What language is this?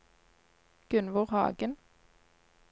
Norwegian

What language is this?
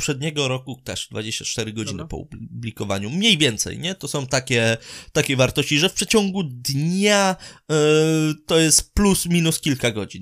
Polish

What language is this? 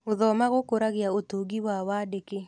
Kikuyu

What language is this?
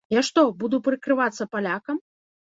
Belarusian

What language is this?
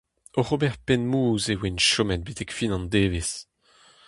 Breton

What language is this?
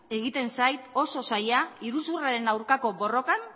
Basque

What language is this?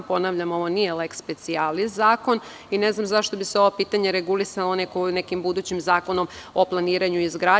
Serbian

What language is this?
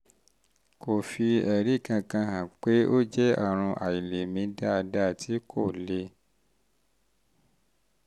Yoruba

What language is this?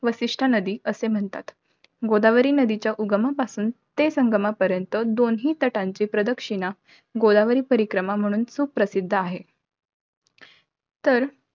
Marathi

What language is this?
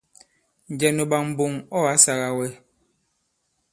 Bankon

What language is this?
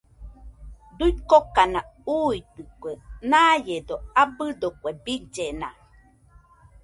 Nüpode Huitoto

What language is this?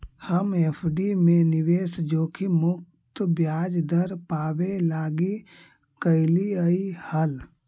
Magahi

